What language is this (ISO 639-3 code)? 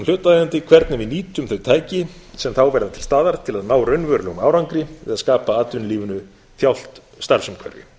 isl